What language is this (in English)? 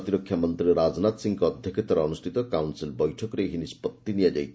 Odia